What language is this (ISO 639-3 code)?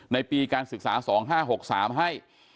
tha